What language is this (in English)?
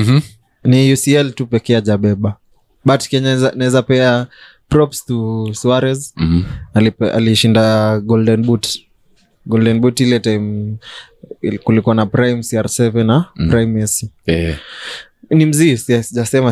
Swahili